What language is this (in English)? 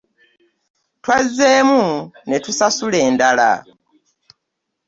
Ganda